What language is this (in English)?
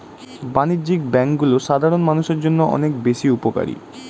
Bangla